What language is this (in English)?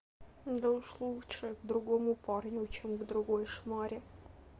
Russian